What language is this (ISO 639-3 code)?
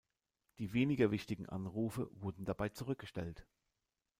deu